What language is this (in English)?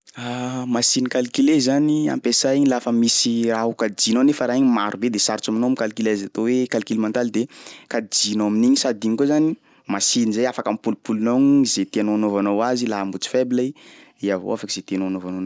Sakalava Malagasy